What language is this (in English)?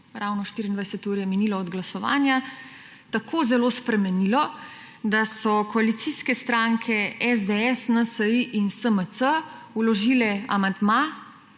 Slovenian